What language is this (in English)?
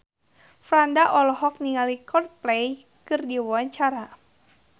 Sundanese